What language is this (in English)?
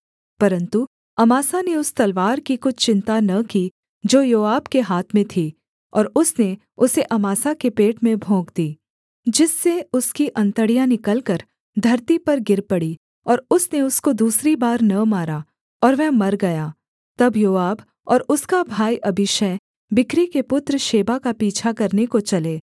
Hindi